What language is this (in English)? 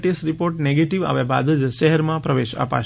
Gujarati